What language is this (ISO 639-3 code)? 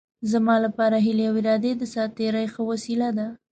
pus